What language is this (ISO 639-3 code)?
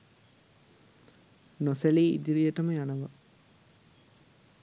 sin